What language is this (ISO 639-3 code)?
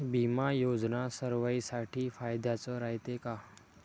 mar